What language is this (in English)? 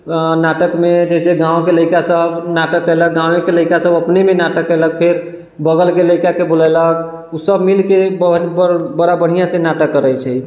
Maithili